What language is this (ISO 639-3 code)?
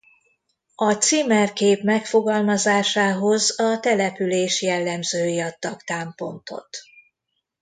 hun